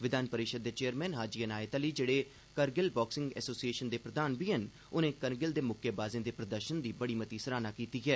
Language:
Dogri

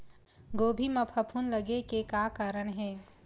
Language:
Chhattisgarhi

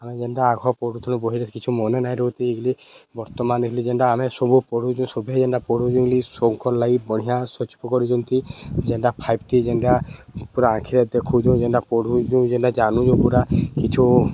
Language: Odia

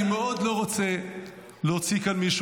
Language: Hebrew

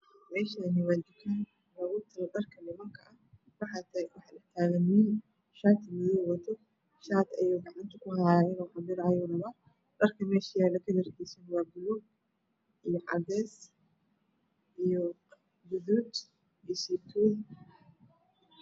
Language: Somali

